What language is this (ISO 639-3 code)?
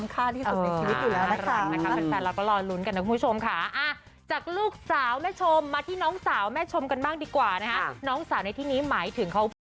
tha